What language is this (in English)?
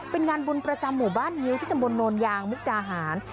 Thai